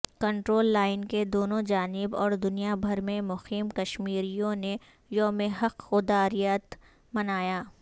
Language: Urdu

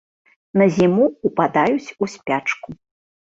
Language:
Belarusian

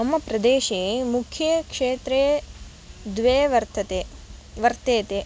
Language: Sanskrit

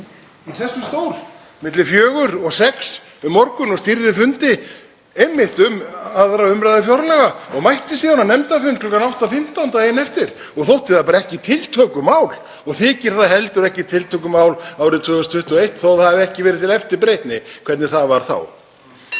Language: Icelandic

